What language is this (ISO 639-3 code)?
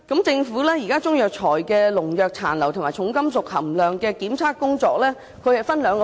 yue